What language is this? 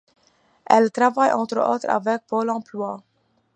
French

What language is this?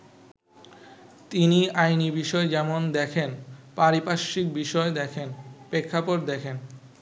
Bangla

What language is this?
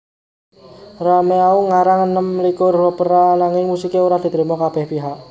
Javanese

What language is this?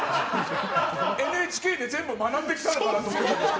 Japanese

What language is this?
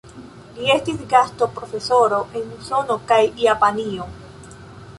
Esperanto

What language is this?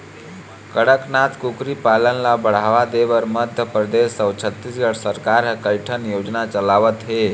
Chhattisgarhi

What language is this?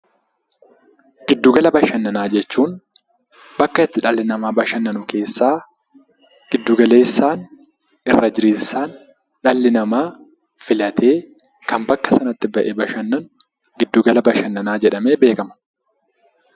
Oromo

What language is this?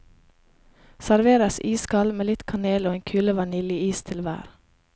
Norwegian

